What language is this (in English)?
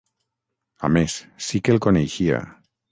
Catalan